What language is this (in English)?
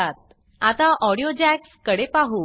Marathi